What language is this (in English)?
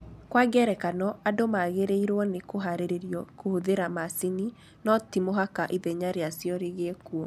Kikuyu